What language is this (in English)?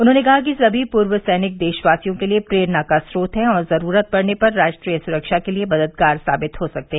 Hindi